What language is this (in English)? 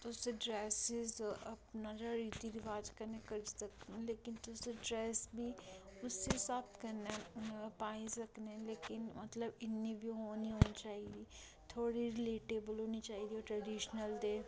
Dogri